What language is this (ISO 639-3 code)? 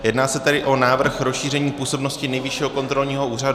ces